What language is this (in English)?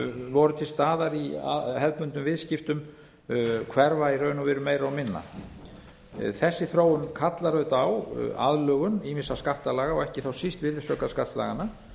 Icelandic